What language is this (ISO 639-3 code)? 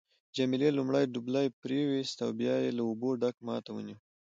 pus